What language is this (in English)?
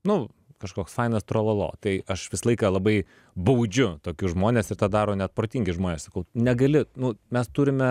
Lithuanian